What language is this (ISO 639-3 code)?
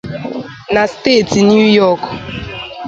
ibo